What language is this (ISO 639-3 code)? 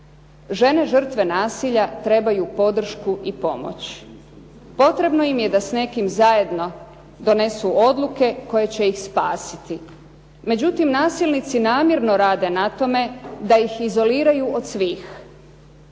hrv